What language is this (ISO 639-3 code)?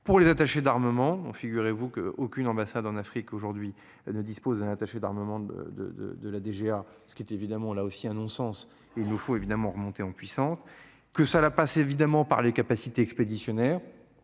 fra